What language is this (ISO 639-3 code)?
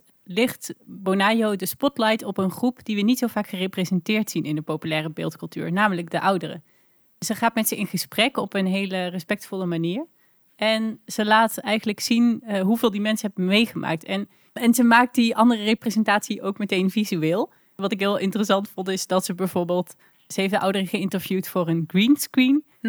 nld